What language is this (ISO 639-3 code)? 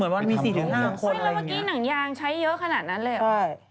tha